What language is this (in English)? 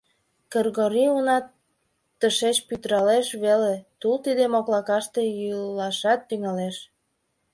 Mari